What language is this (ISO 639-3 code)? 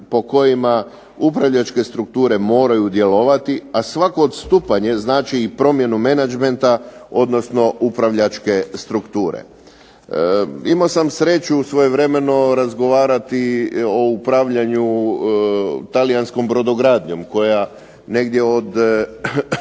hrv